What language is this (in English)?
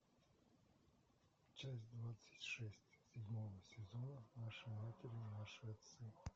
Russian